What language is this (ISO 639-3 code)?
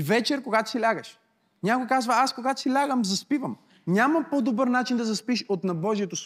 bul